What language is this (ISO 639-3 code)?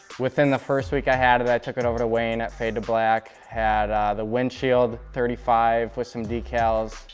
eng